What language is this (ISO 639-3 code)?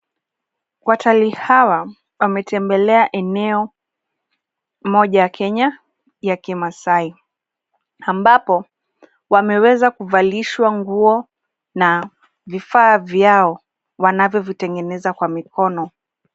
swa